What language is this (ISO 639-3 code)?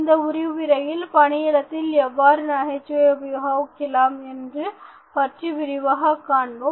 tam